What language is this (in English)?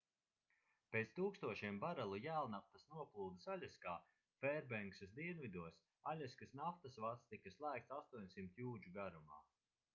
Latvian